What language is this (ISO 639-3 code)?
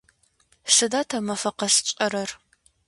ady